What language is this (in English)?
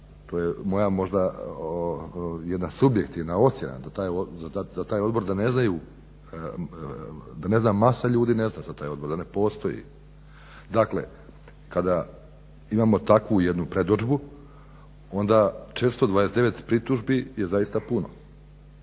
Croatian